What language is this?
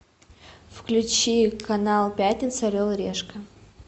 Russian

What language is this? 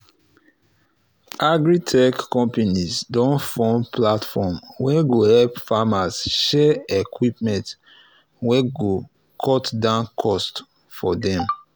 Nigerian Pidgin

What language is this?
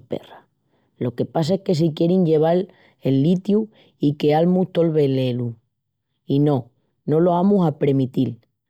Extremaduran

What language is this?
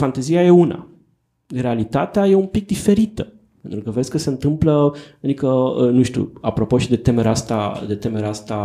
Romanian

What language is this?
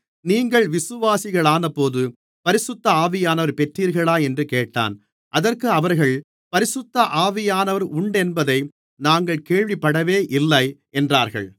Tamil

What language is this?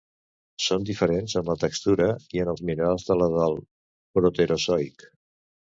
Catalan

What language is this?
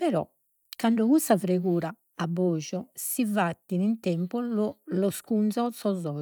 Sardinian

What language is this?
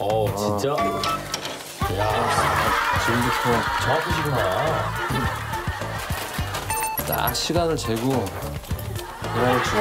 Korean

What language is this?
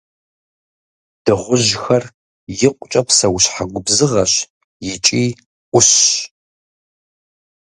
Kabardian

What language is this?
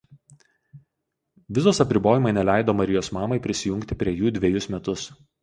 Lithuanian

